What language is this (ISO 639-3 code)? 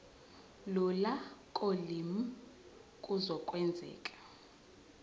zul